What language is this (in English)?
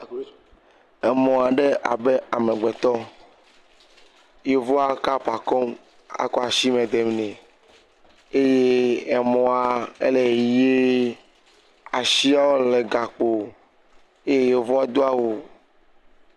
Ewe